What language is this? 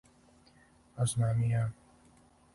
Serbian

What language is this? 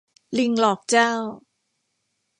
Thai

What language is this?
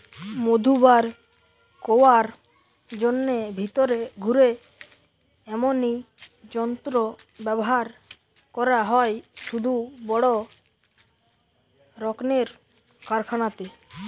Bangla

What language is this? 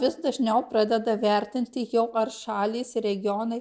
Lithuanian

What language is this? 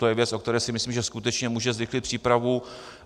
Czech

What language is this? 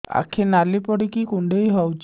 Odia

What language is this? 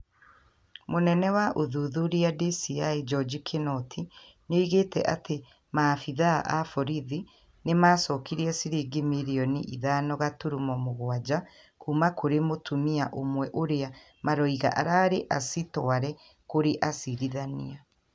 Kikuyu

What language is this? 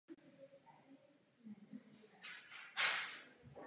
Czech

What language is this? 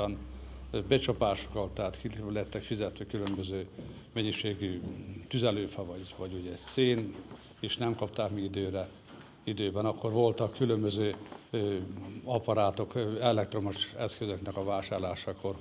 Hungarian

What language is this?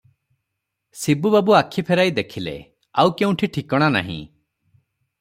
Odia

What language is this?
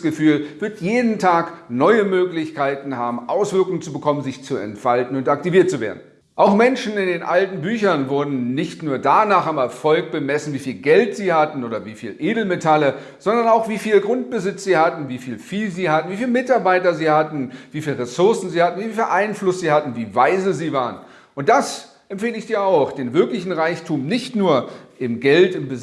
German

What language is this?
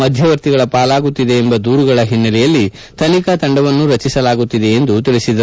Kannada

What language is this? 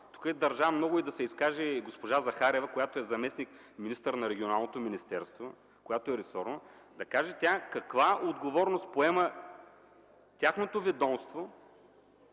Bulgarian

